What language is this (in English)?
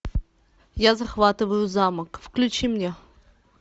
Russian